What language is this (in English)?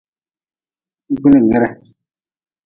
Nawdm